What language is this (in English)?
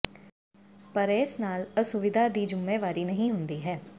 Punjabi